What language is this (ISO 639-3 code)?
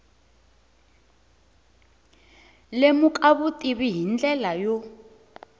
tso